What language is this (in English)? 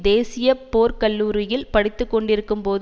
Tamil